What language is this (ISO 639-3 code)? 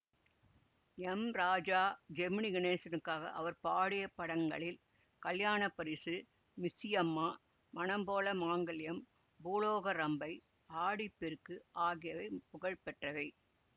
tam